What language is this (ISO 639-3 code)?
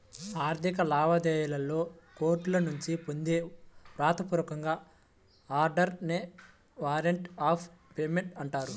tel